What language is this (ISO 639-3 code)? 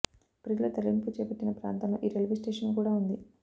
tel